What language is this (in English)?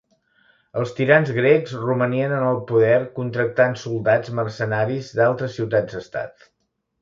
Catalan